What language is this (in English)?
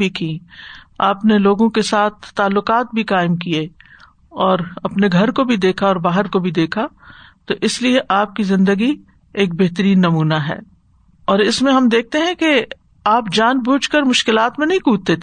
Urdu